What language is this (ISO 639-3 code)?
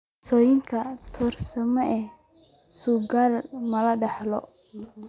som